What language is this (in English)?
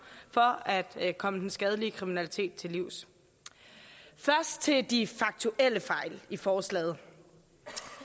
Danish